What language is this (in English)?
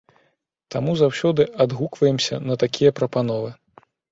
Belarusian